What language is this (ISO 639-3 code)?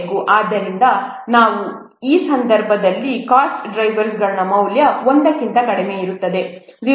kan